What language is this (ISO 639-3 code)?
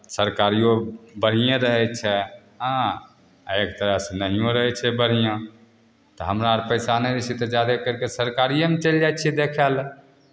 mai